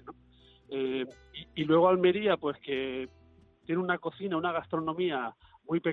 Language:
Spanish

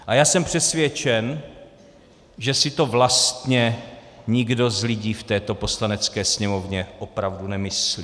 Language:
Czech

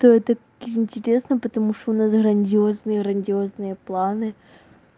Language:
Russian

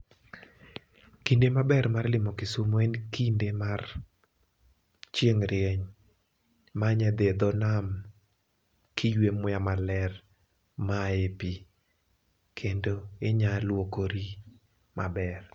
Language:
Luo (Kenya and Tanzania)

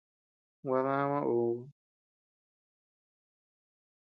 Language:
Tepeuxila Cuicatec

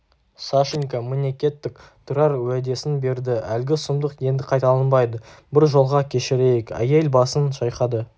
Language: Kazakh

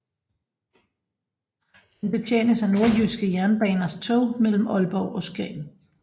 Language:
Danish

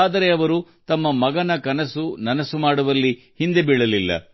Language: Kannada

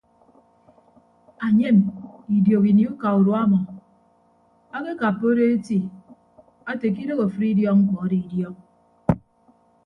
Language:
Ibibio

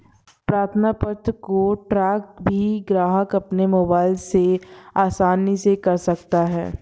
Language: Hindi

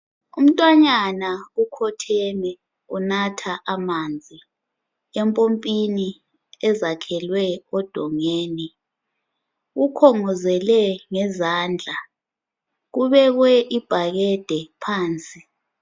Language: North Ndebele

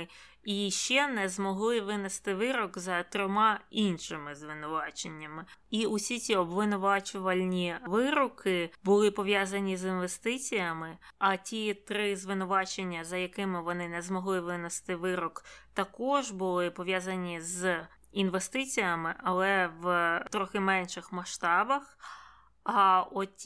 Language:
Ukrainian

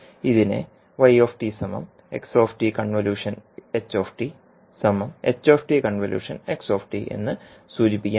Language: Malayalam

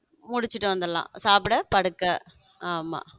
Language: Tamil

